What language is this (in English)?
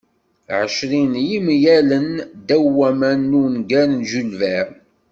Kabyle